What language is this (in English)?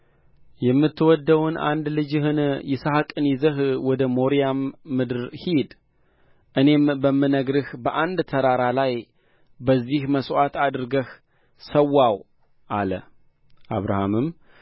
Amharic